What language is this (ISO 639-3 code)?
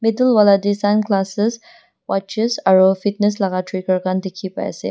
nag